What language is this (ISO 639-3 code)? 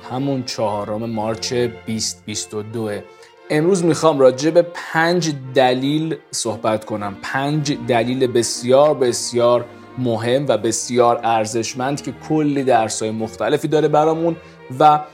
fas